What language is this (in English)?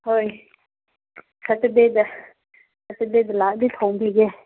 Manipuri